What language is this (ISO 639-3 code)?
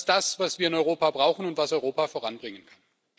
deu